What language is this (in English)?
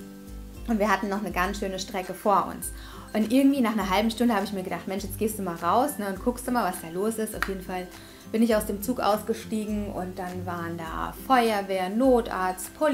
German